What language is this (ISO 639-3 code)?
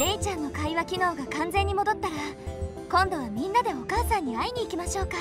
jpn